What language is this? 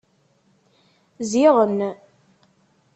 Kabyle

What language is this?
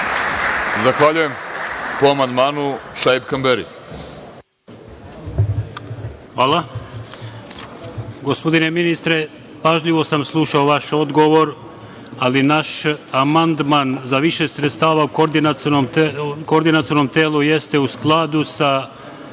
Serbian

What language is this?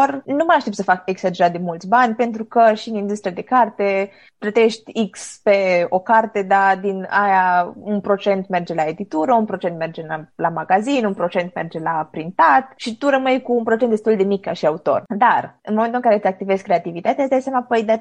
Romanian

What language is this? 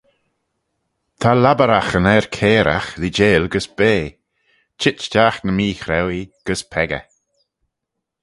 Manx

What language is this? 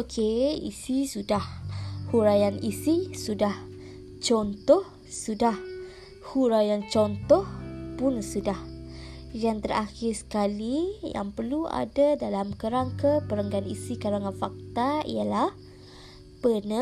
Malay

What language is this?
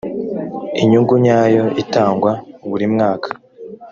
Kinyarwanda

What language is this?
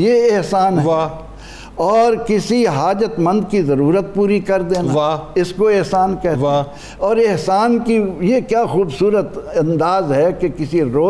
Urdu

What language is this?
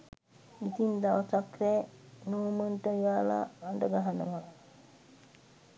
Sinhala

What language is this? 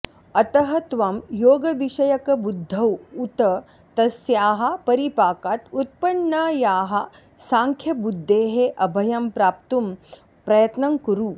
Sanskrit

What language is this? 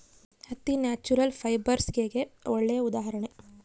Kannada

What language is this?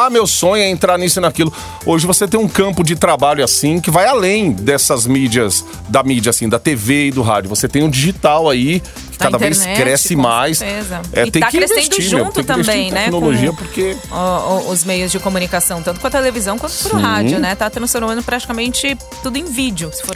Portuguese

